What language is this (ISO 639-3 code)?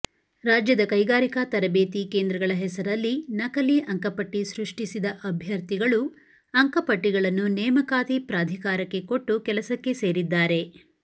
kan